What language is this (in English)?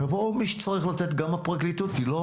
Hebrew